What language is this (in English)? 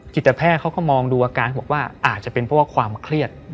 Thai